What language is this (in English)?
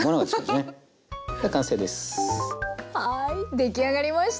Japanese